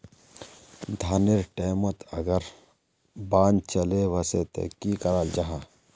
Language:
Magahi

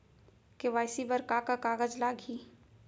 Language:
Chhattisgarhi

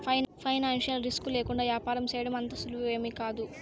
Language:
Telugu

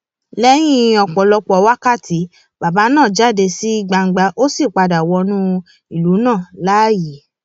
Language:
Yoruba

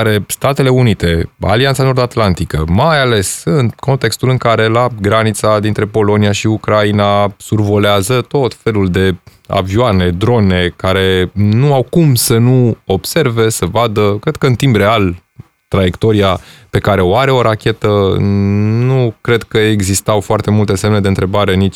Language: Romanian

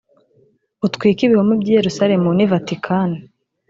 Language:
Kinyarwanda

